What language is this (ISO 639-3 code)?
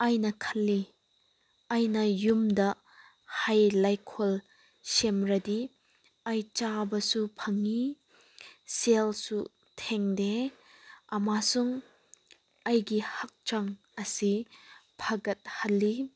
mni